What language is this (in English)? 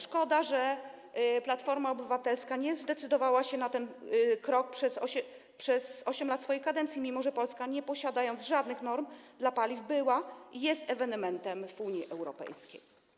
Polish